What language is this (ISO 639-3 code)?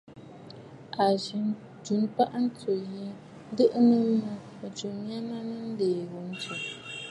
bfd